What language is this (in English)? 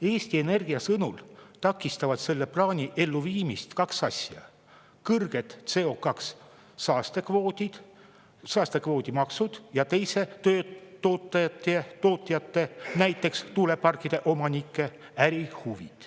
Estonian